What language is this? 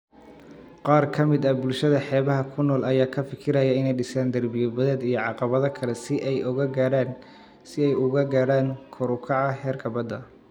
Somali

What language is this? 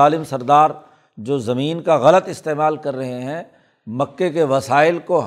Urdu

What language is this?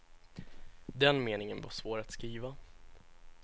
Swedish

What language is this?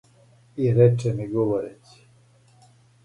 Serbian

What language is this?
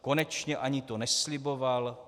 Czech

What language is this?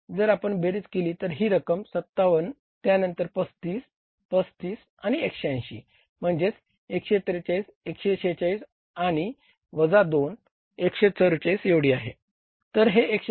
Marathi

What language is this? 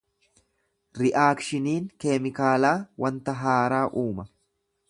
Oromo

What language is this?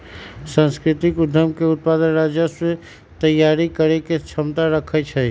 Magahi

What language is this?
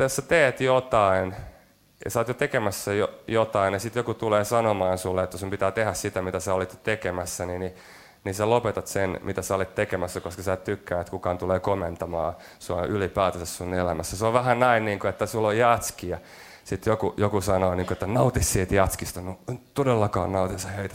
Finnish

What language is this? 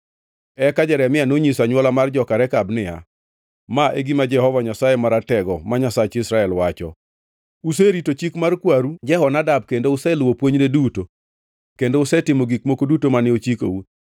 Luo (Kenya and Tanzania)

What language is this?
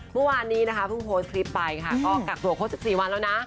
Thai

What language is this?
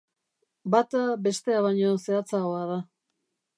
Basque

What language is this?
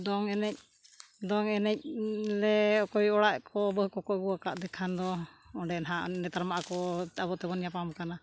Santali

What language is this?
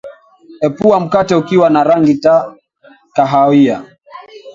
Swahili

